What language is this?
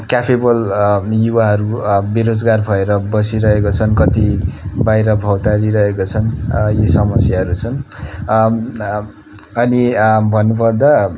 Nepali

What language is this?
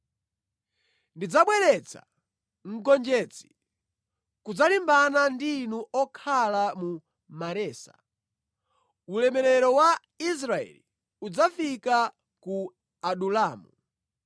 Nyanja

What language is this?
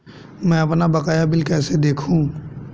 Hindi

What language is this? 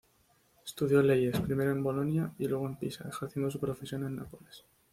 Spanish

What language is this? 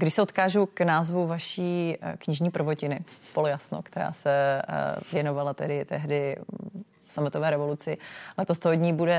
Czech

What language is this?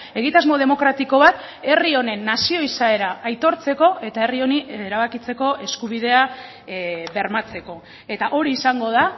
Basque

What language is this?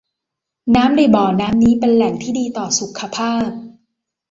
Thai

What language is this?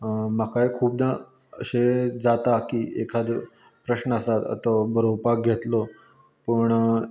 Konkani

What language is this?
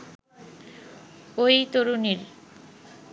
Bangla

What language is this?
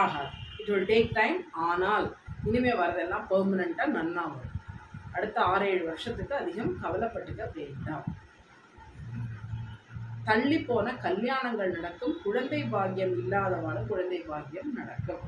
Tamil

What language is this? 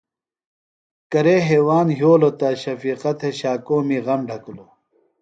Phalura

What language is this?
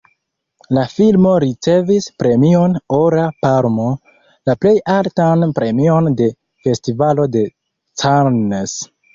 Esperanto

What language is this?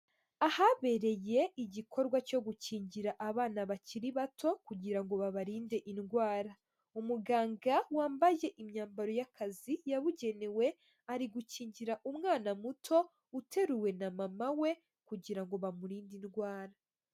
Kinyarwanda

